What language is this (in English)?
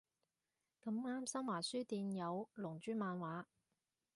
Cantonese